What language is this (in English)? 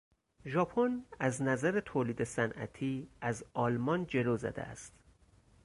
Persian